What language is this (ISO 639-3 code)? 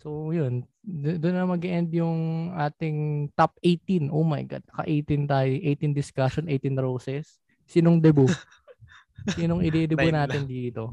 fil